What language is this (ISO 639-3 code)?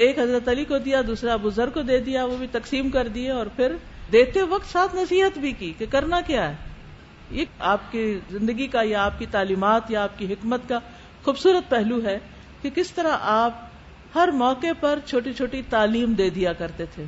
urd